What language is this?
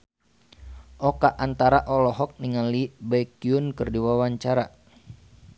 Sundanese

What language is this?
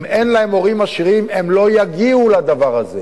Hebrew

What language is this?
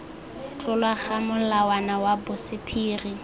Tswana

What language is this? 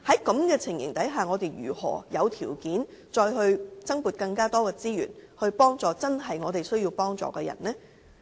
Cantonese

